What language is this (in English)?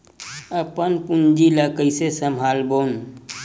Chhattisgarhi